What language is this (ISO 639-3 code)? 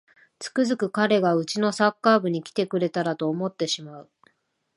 jpn